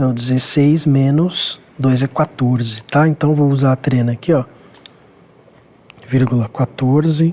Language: Portuguese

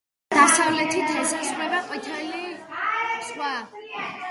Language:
Georgian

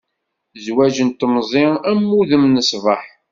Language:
Kabyle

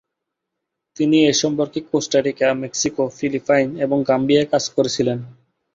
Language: Bangla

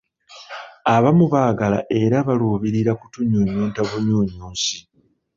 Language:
Ganda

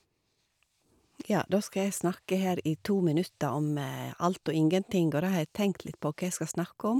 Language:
Norwegian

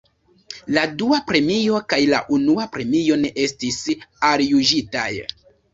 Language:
Esperanto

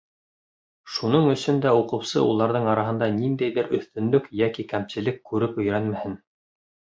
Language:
Bashkir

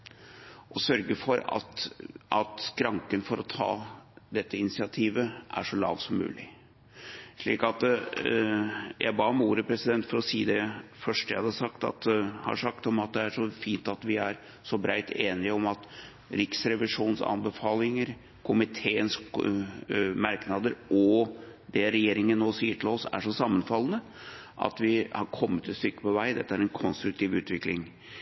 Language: Norwegian Bokmål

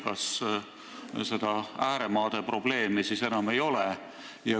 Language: Estonian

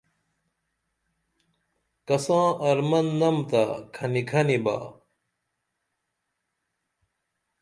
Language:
Dameli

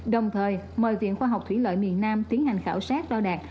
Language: Vietnamese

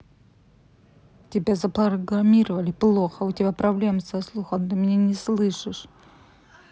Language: Russian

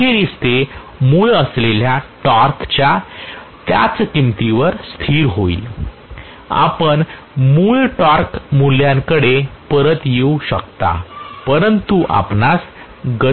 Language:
Marathi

